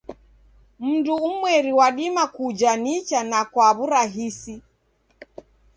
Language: Taita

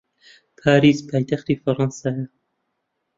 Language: Central Kurdish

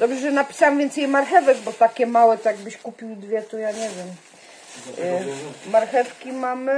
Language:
Polish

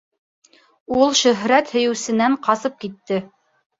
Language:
Bashkir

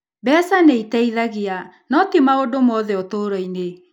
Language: Kikuyu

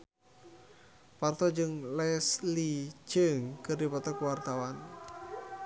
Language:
Sundanese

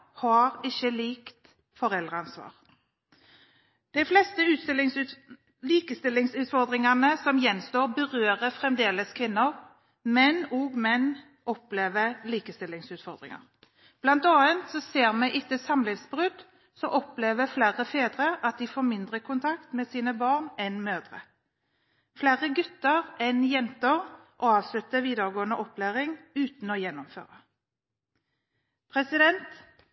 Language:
Norwegian Bokmål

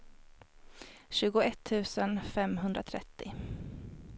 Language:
Swedish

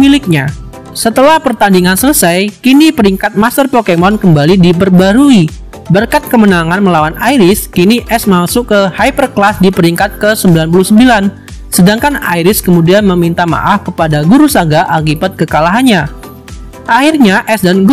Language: Indonesian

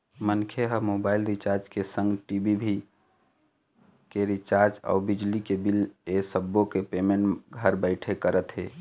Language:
Chhattisgarhi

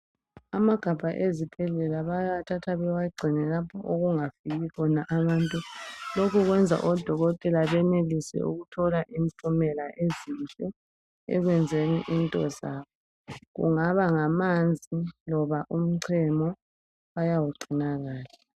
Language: North Ndebele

